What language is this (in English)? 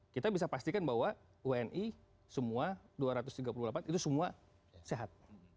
Indonesian